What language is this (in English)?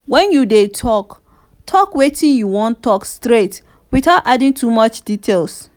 Nigerian Pidgin